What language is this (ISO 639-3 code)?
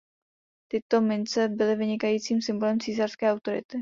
ces